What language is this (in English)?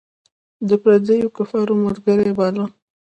Pashto